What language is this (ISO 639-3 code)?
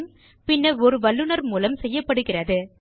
tam